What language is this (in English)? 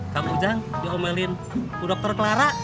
Indonesian